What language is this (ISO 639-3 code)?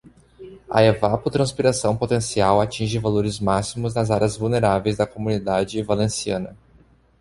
por